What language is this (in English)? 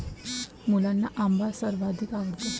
Marathi